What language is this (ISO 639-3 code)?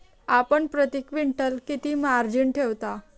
mar